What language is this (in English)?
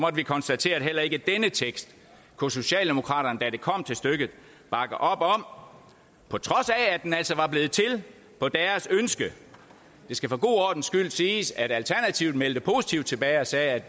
Danish